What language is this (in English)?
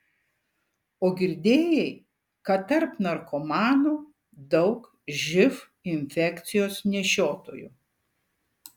Lithuanian